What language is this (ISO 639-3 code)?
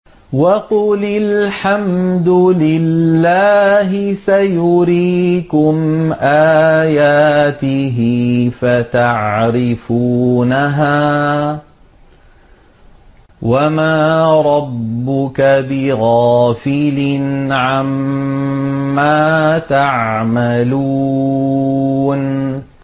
ara